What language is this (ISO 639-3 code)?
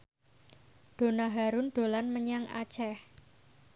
jav